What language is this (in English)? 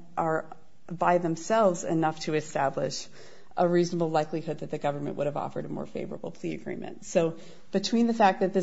English